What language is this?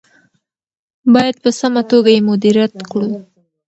Pashto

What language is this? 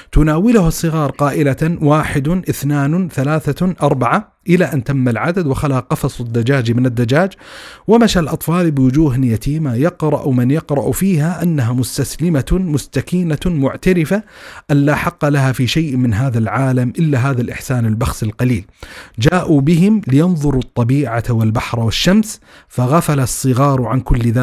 Arabic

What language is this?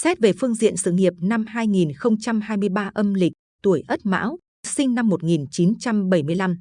Vietnamese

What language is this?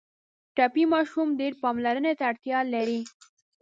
Pashto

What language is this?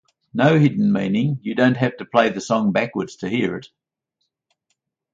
English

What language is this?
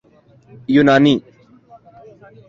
Urdu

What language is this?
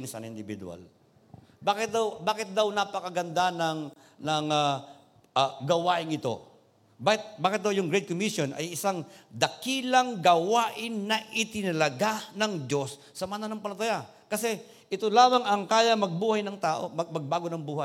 Filipino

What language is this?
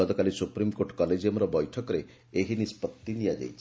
Odia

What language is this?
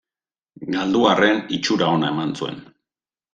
Basque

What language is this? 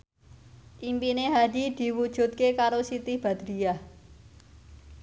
Javanese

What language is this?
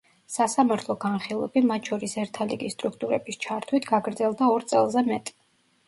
Georgian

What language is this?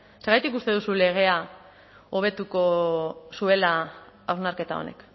Basque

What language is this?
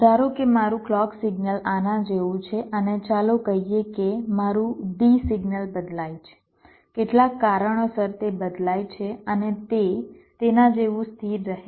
Gujarati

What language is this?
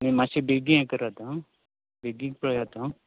Konkani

